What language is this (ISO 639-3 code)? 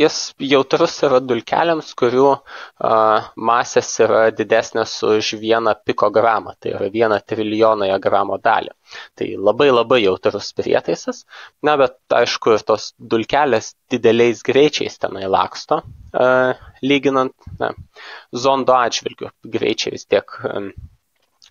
lit